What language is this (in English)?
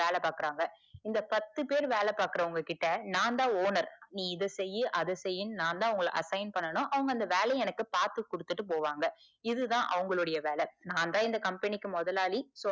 Tamil